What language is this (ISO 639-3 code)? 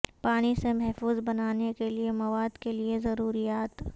urd